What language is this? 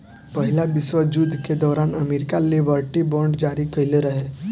Bhojpuri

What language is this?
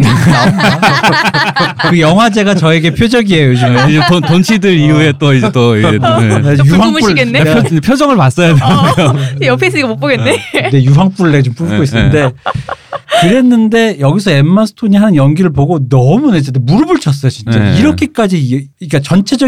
Korean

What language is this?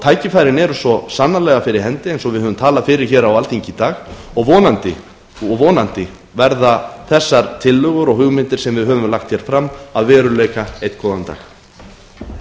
Icelandic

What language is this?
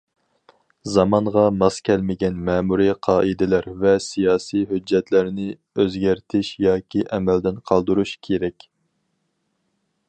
Uyghur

